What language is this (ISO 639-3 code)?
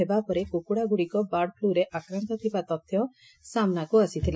ori